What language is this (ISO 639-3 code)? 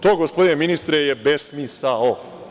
srp